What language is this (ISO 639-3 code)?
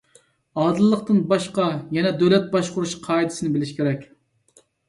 uig